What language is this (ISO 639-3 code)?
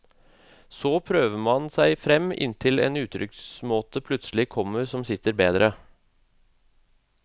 nor